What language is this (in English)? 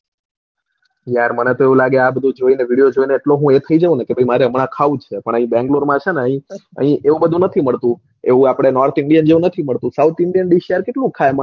Gujarati